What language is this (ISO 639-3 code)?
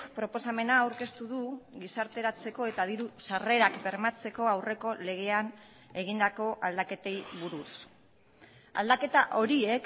eus